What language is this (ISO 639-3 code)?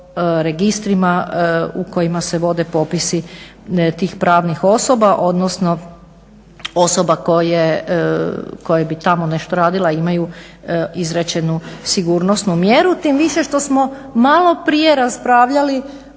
hrv